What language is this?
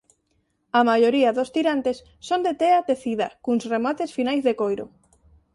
Galician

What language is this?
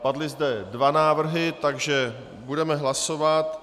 Czech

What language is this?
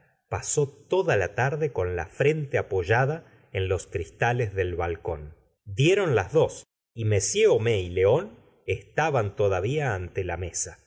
Spanish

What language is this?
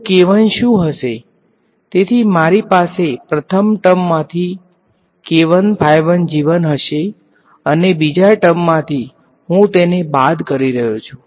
Gujarati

